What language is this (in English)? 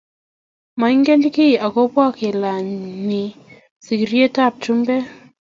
Kalenjin